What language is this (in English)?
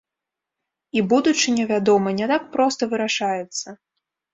Belarusian